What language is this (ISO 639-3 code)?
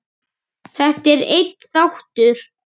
isl